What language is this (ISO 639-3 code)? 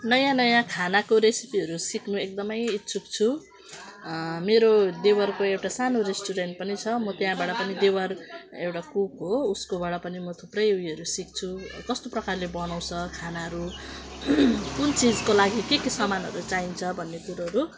nep